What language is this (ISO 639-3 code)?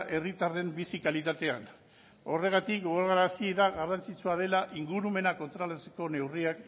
eus